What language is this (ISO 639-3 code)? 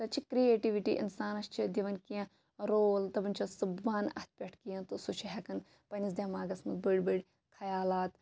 kas